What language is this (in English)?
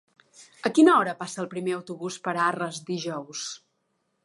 Catalan